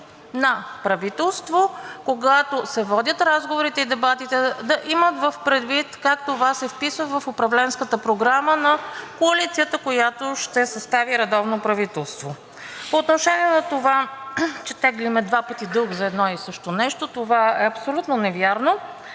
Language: Bulgarian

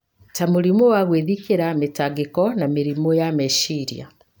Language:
Kikuyu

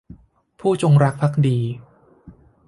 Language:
Thai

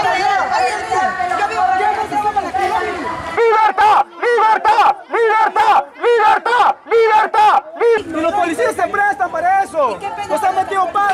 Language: Spanish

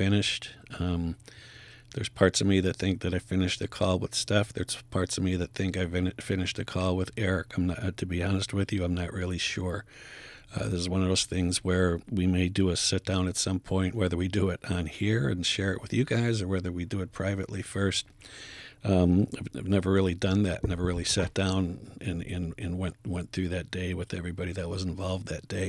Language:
English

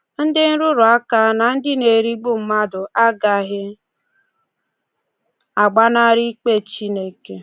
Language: Igbo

